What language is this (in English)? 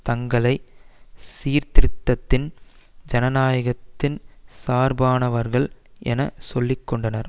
Tamil